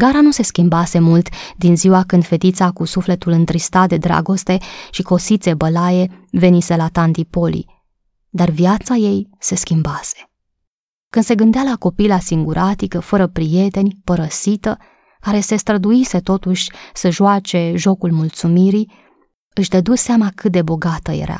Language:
Romanian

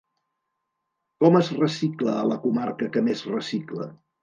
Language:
Catalan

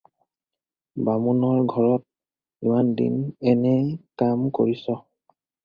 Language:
Assamese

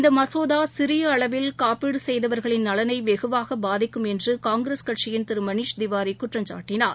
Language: Tamil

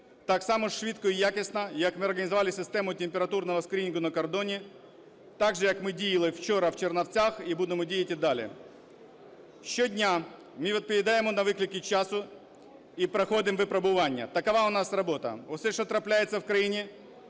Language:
Ukrainian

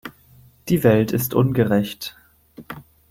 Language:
German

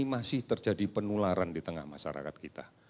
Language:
Indonesian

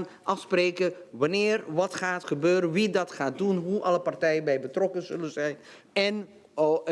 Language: Dutch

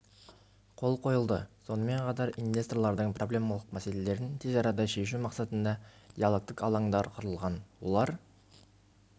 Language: Kazakh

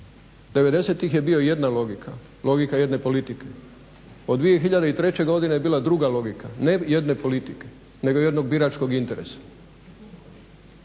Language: Croatian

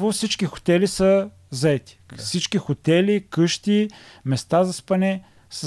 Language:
Bulgarian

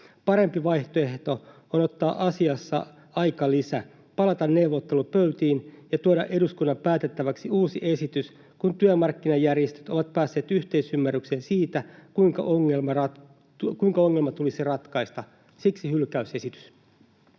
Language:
Finnish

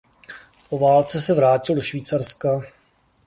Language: Czech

